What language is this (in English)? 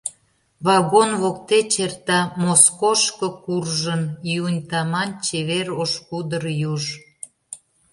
Mari